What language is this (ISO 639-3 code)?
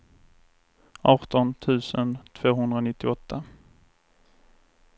swe